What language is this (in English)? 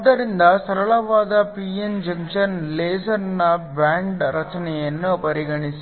Kannada